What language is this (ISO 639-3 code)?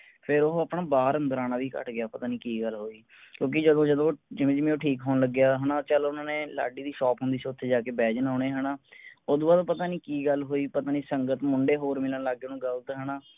pan